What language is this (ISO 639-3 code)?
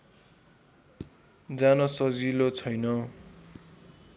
nep